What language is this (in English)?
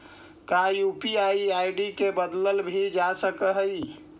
Magahi